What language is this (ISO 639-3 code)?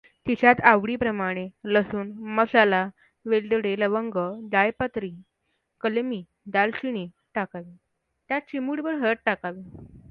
mar